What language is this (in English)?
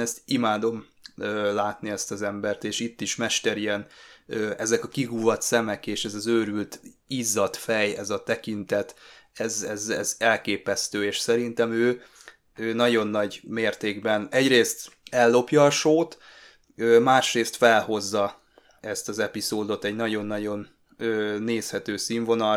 Hungarian